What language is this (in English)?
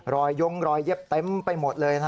Thai